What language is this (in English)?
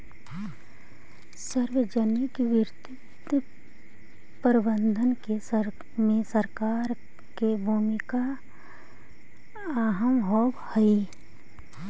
Magahi